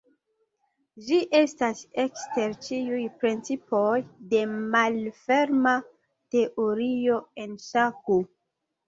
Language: Esperanto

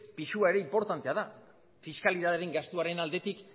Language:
Basque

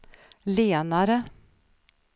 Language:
Swedish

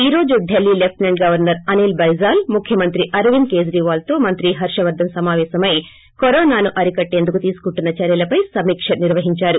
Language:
Telugu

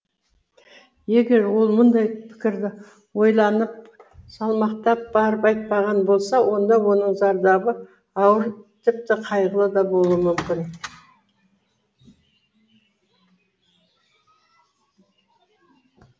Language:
Kazakh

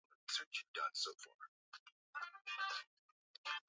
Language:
Swahili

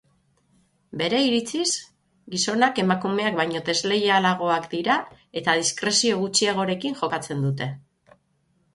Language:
Basque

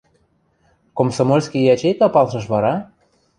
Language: Western Mari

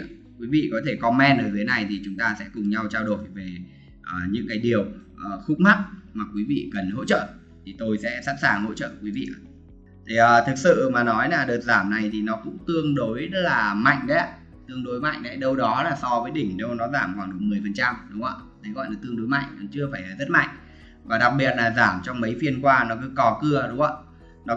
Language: Vietnamese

